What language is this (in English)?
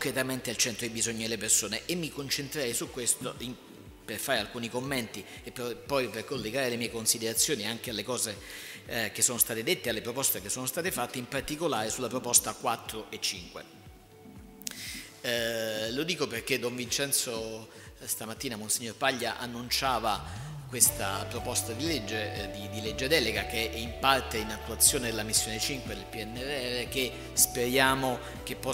Italian